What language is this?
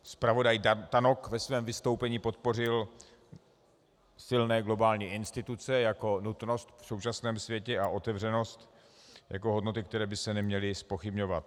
Czech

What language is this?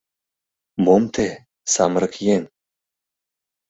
Mari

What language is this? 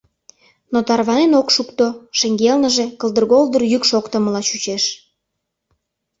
Mari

